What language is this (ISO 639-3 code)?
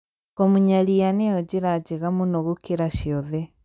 kik